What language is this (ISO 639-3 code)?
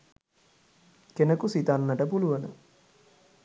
sin